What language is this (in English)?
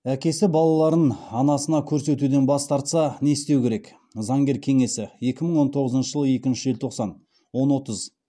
Kazakh